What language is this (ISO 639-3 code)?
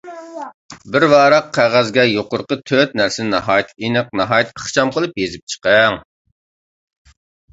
uig